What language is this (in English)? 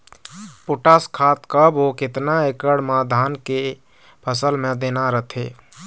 Chhattisgarhi